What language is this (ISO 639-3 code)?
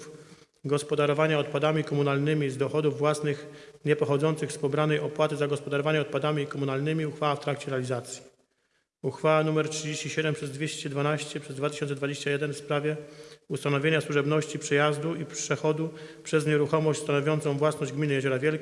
pol